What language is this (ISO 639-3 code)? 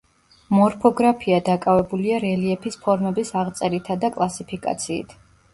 kat